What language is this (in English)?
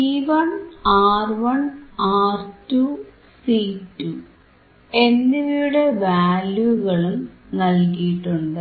Malayalam